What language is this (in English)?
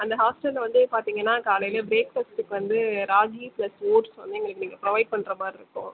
Tamil